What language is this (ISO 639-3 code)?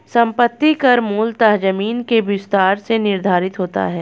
hin